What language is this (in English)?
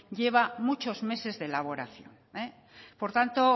Spanish